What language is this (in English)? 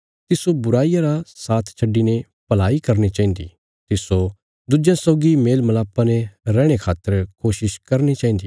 Bilaspuri